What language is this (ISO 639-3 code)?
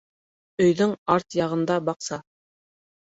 bak